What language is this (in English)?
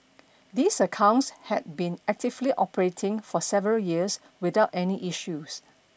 English